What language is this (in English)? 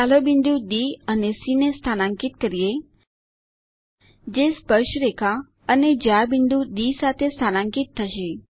Gujarati